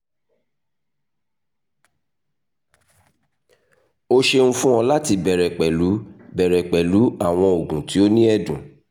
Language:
Yoruba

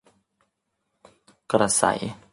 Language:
Thai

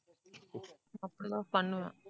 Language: Tamil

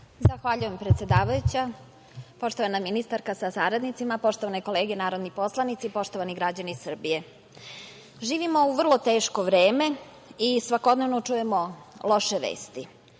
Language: Serbian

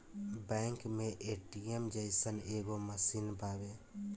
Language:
Bhojpuri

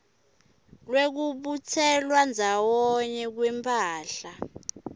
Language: Swati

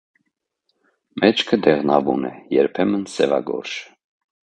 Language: Armenian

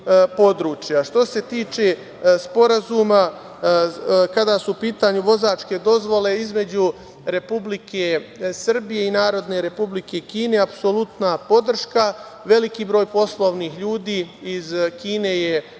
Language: Serbian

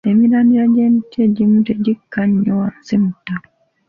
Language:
Ganda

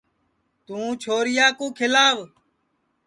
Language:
Sansi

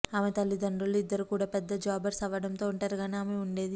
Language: Telugu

